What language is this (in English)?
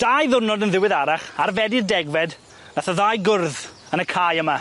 Welsh